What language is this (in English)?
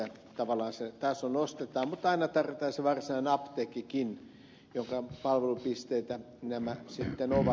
Finnish